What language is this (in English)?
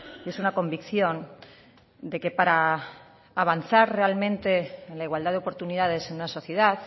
Spanish